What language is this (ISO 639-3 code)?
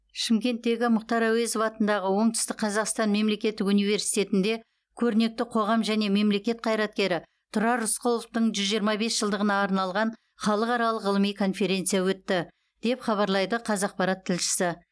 kaz